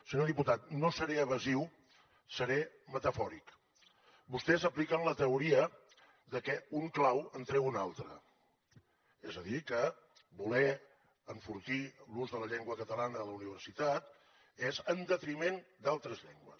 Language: Catalan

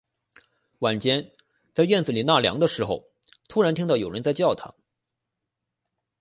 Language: Chinese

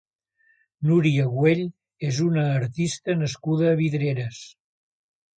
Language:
Catalan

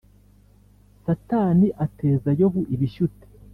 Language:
Kinyarwanda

